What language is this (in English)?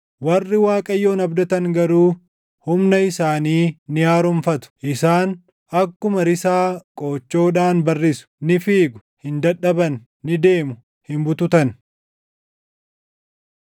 Oromo